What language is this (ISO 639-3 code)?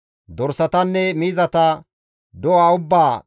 gmv